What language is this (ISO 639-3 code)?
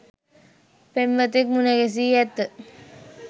sin